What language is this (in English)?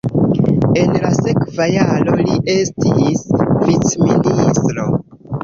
Esperanto